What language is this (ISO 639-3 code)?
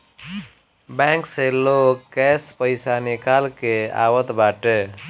bho